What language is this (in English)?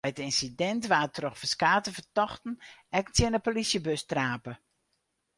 Western Frisian